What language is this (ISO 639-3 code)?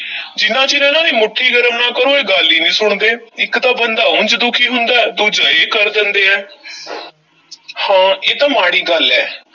pan